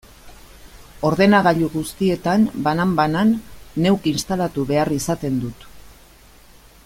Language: Basque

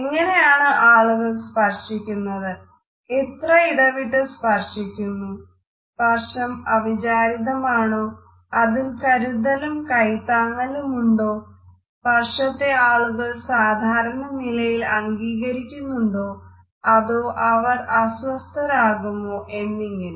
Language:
Malayalam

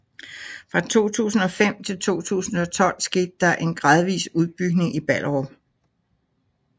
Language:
Danish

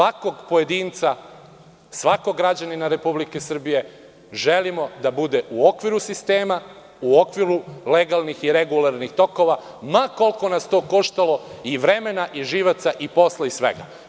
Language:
Serbian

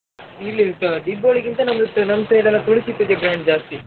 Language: Kannada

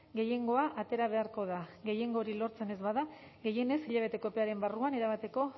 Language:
Basque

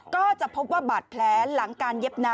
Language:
Thai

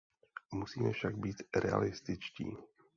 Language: Czech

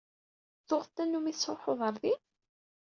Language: Kabyle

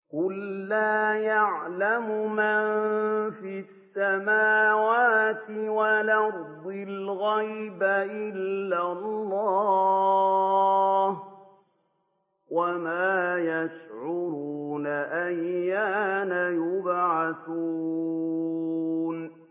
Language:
Arabic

